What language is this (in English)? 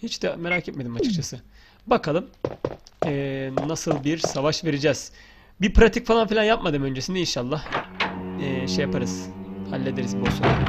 Turkish